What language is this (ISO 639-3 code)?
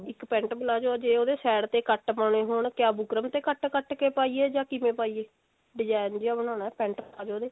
pan